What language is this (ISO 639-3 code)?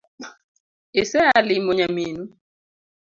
luo